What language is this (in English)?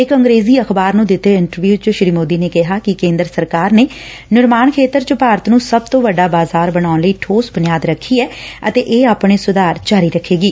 Punjabi